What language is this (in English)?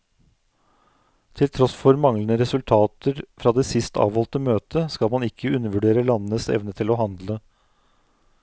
Norwegian